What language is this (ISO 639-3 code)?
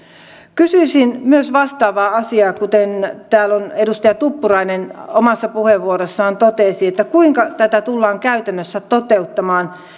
fin